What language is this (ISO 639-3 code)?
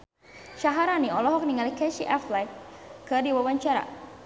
sun